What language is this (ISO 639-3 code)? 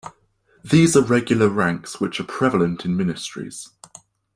eng